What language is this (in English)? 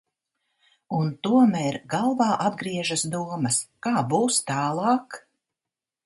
Latvian